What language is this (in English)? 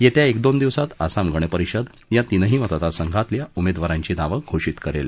Marathi